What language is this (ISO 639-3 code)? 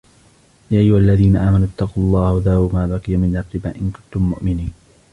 ara